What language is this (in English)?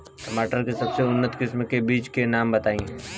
Bhojpuri